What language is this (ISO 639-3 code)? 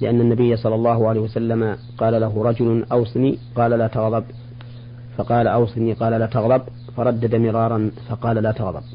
ara